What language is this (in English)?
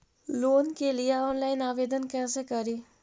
Magahi